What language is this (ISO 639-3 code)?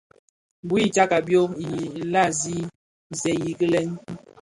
ksf